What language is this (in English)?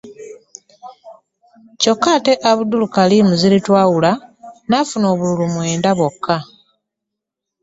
Ganda